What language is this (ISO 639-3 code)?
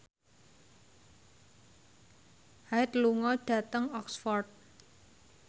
jav